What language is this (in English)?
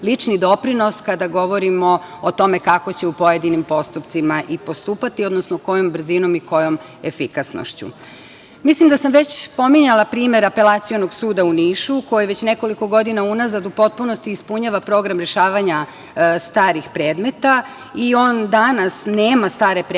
Serbian